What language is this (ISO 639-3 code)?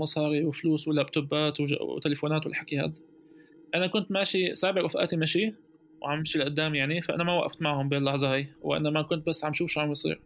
ara